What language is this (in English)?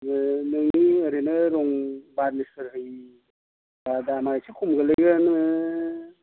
Bodo